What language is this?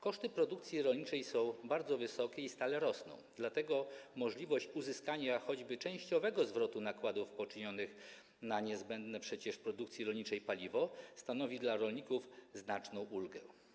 Polish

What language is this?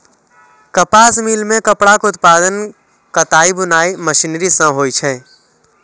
Maithili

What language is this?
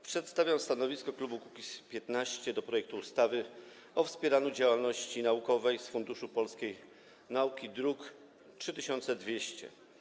Polish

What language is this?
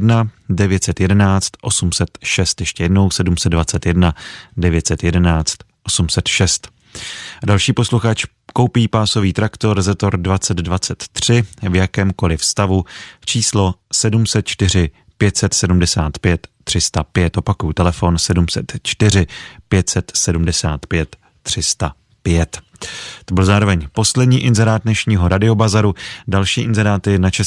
Czech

